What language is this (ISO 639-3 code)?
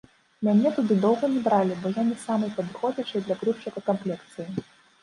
bel